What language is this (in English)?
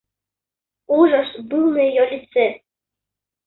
Russian